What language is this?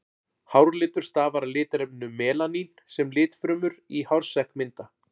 Icelandic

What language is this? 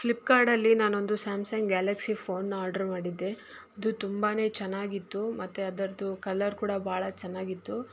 Kannada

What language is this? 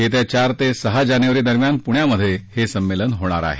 Marathi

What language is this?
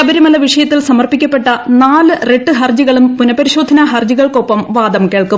Malayalam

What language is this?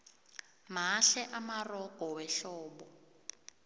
South Ndebele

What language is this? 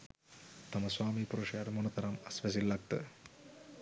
Sinhala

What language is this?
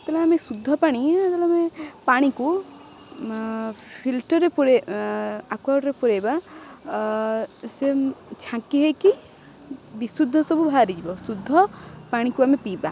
Odia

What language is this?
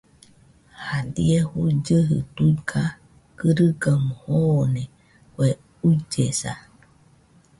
Nüpode Huitoto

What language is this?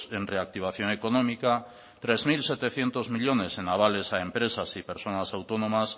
Spanish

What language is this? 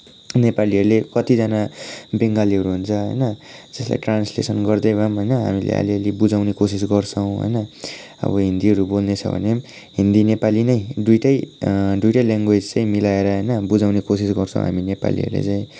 Nepali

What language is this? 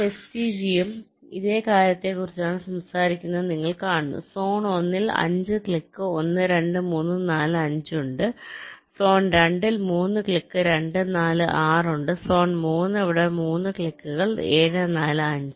Malayalam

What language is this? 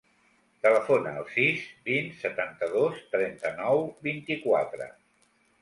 Catalan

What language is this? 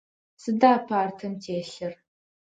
Adyghe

